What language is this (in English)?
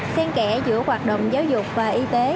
Vietnamese